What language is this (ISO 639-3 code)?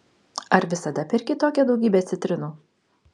lit